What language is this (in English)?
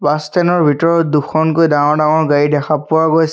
Assamese